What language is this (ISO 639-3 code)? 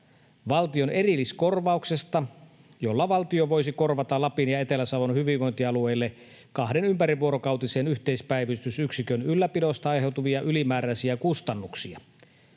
fin